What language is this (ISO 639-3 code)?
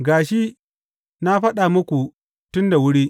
hau